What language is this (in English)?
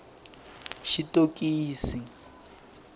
Tsonga